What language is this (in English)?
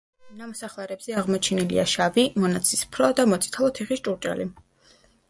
Georgian